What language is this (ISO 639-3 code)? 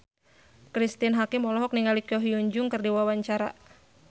sun